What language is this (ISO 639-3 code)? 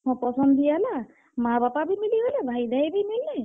ori